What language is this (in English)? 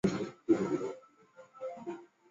Chinese